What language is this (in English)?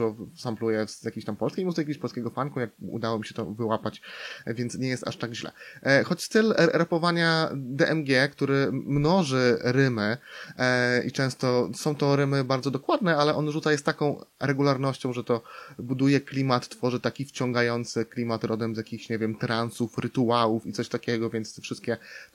Polish